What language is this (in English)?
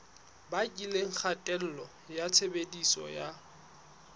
Southern Sotho